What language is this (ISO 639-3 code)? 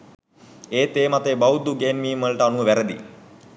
sin